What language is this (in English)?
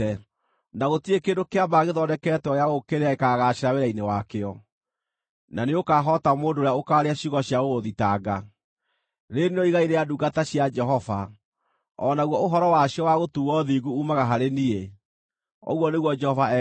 Kikuyu